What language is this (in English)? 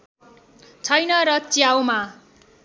Nepali